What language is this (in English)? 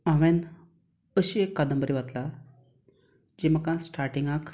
Konkani